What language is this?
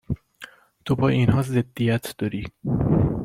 Persian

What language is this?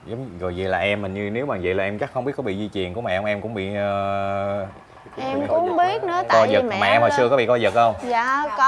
Vietnamese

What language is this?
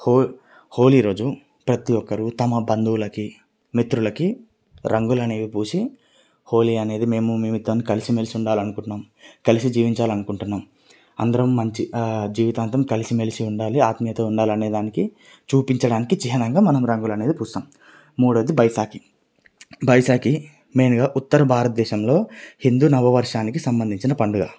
Telugu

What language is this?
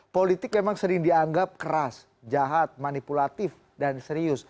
Indonesian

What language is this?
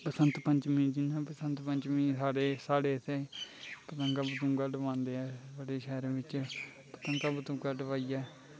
Dogri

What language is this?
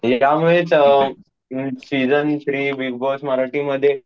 Marathi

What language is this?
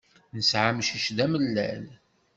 Kabyle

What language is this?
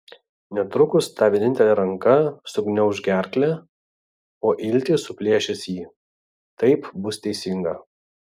Lithuanian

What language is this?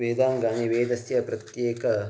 Sanskrit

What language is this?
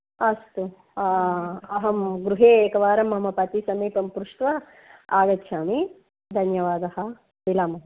Sanskrit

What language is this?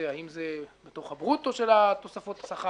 Hebrew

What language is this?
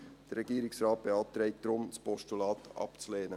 Swiss German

